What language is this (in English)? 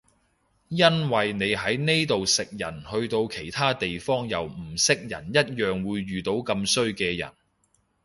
Cantonese